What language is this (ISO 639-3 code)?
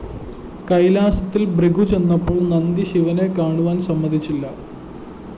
mal